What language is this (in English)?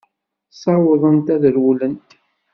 Kabyle